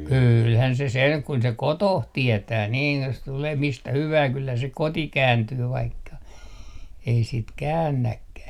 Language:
Finnish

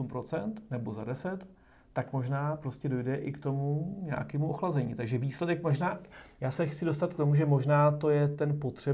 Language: Czech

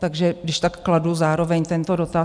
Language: Czech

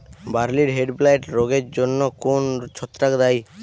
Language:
Bangla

